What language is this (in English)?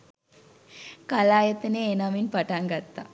Sinhala